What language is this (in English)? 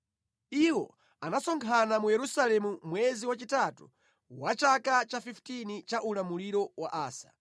Nyanja